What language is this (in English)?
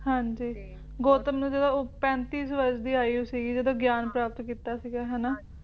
Punjabi